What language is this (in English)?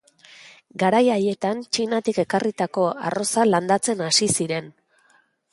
Basque